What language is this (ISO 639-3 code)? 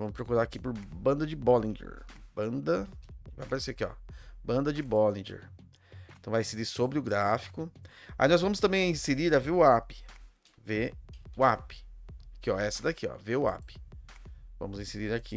por